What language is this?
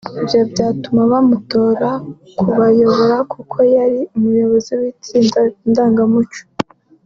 Kinyarwanda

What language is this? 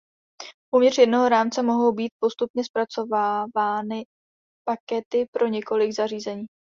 Czech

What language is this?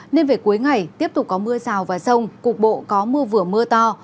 Vietnamese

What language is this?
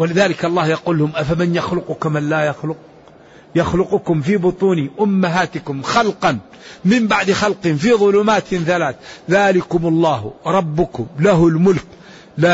Arabic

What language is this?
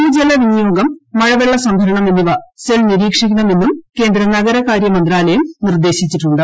Malayalam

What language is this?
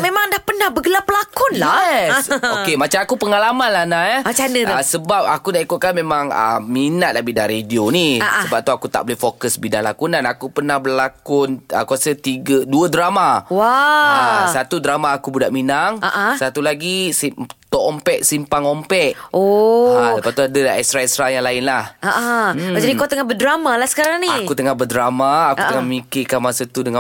Malay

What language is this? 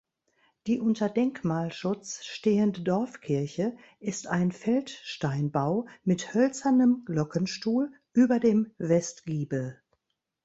German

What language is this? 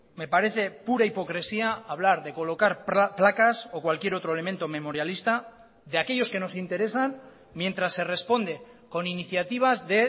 Spanish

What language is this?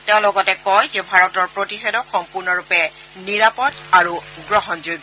Assamese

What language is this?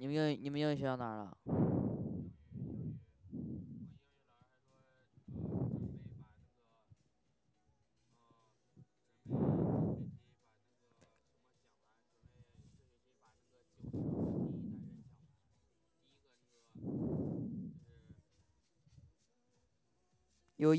Chinese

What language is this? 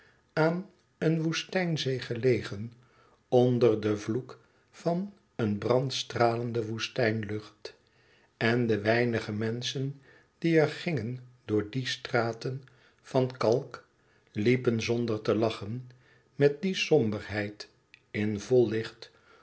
Dutch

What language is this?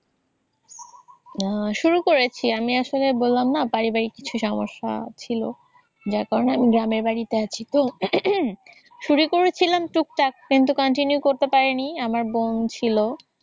Bangla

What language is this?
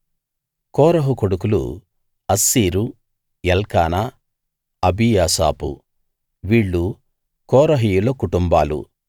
Telugu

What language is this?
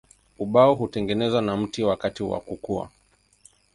Swahili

